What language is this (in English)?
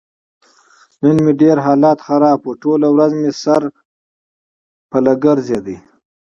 Pashto